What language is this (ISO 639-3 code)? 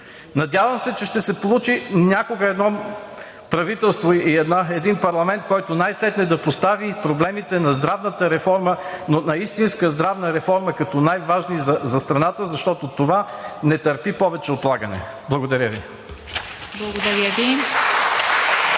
bul